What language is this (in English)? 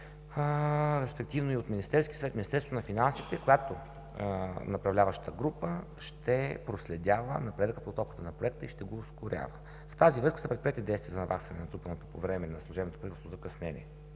Bulgarian